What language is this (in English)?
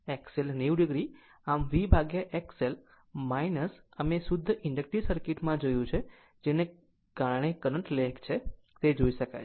Gujarati